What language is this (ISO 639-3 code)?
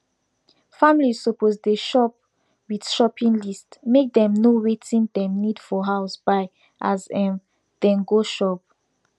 pcm